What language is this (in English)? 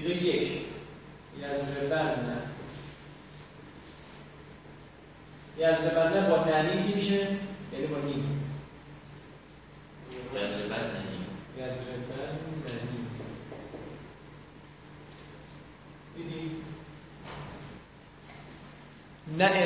Persian